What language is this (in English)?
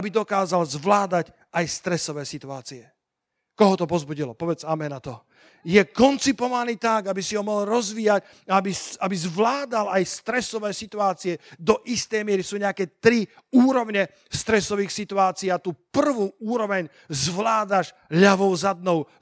Slovak